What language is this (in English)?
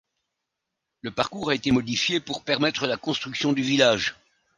French